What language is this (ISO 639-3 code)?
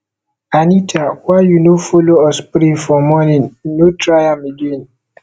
pcm